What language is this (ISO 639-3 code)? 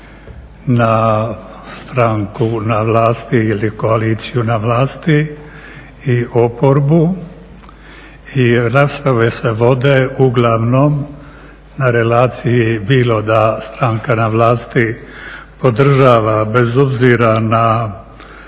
hrv